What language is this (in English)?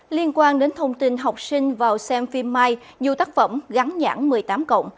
Vietnamese